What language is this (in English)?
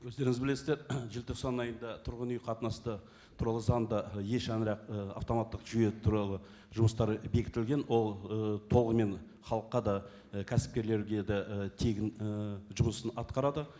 Kazakh